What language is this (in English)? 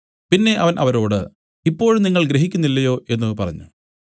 Malayalam